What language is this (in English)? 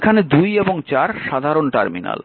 Bangla